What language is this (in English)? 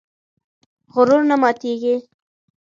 Pashto